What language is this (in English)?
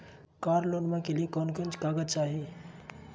Magahi